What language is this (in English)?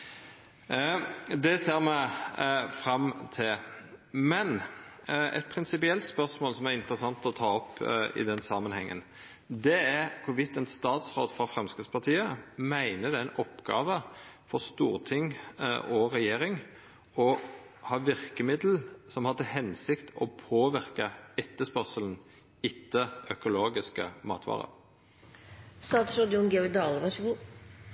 Norwegian Nynorsk